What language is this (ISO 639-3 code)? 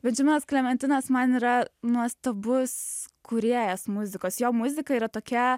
lit